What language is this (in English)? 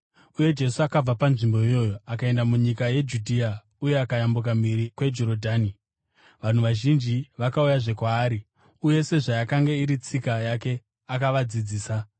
Shona